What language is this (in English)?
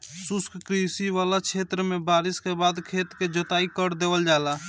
Bhojpuri